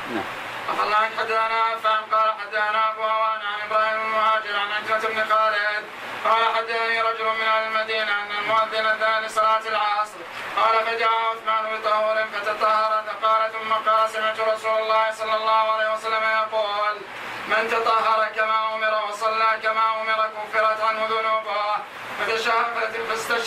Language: Arabic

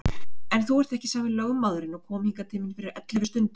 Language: Icelandic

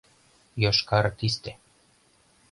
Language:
Mari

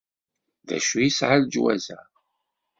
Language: Kabyle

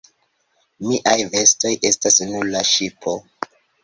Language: Esperanto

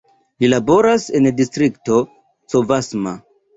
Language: Esperanto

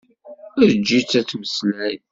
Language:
Kabyle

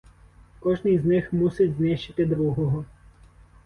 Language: Ukrainian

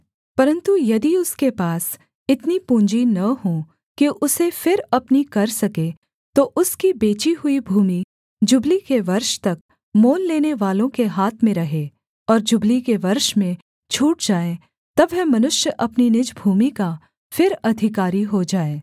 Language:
Hindi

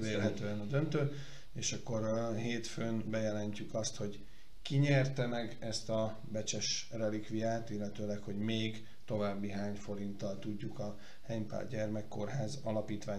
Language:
Hungarian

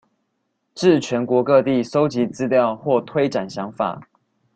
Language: Chinese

